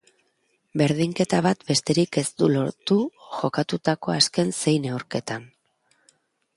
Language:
Basque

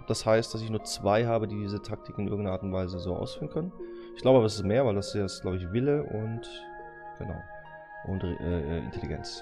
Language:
German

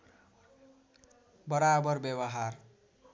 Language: Nepali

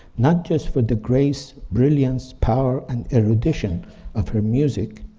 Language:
English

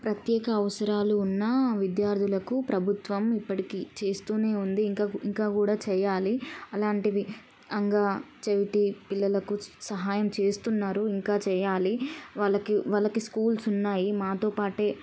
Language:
Telugu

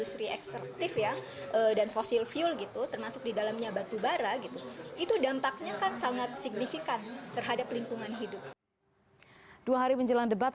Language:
Indonesian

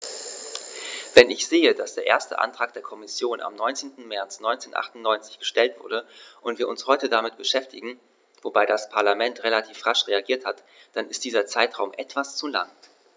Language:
German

